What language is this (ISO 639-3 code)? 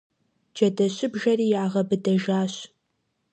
kbd